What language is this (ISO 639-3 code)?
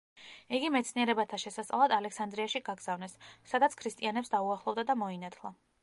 kat